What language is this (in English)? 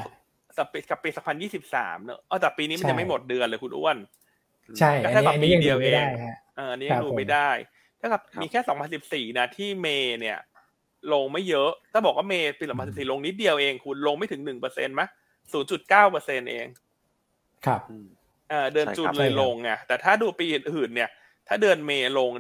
Thai